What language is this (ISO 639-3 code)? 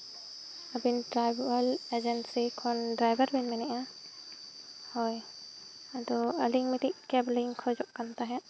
sat